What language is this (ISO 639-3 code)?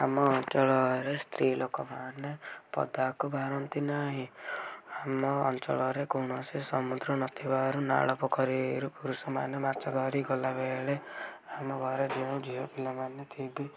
ori